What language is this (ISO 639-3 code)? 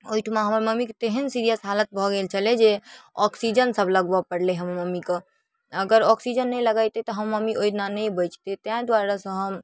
mai